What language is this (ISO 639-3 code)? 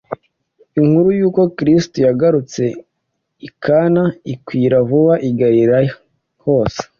kin